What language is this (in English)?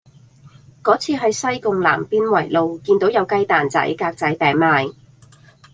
Cantonese